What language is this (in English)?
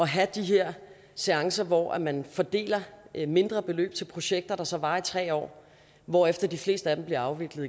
Danish